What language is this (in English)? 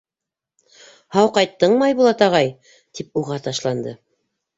Bashkir